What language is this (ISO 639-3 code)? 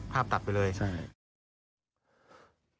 tha